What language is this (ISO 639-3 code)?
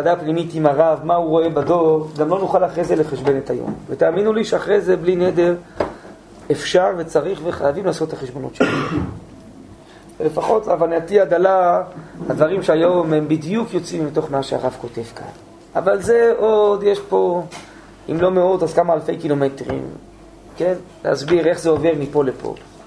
heb